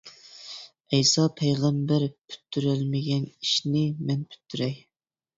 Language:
Uyghur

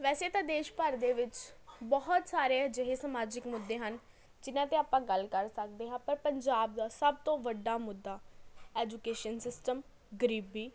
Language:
Punjabi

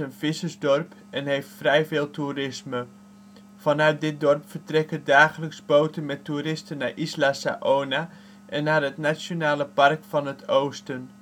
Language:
Dutch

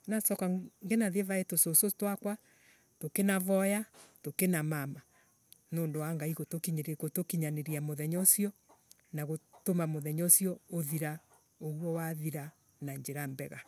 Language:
Embu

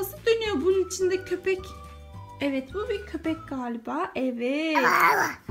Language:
Turkish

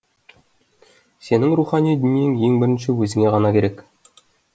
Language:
Kazakh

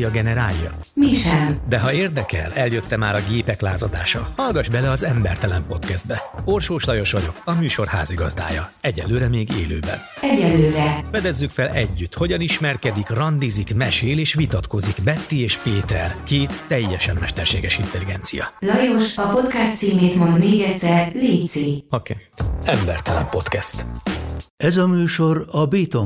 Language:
Hungarian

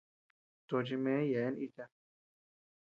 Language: Tepeuxila Cuicatec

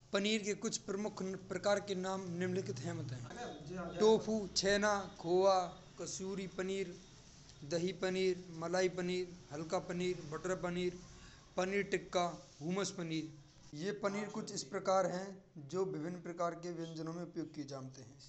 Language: Braj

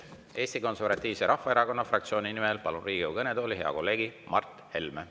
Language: Estonian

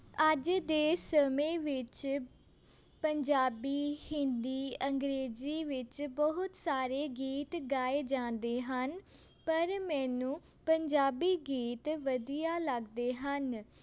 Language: Punjabi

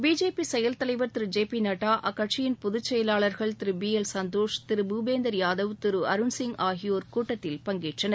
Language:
Tamil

